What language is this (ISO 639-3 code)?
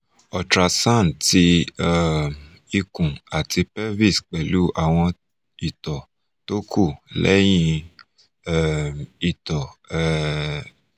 yor